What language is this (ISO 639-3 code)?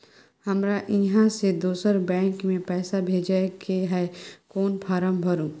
mai